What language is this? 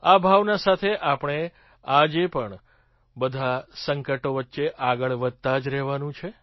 Gujarati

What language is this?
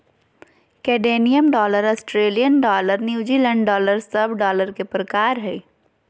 Magahi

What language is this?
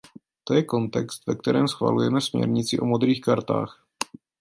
Czech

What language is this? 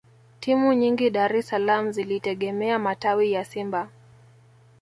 Swahili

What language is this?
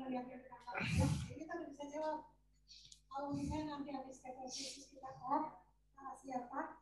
Indonesian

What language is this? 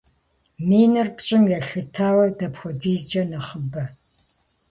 Kabardian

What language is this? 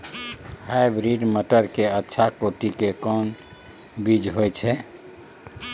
Maithili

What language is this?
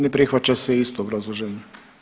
Croatian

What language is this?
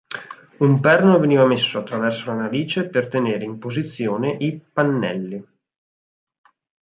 Italian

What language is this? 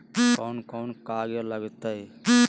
Magahi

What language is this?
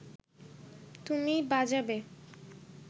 Bangla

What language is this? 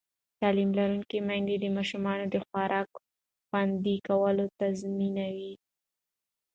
Pashto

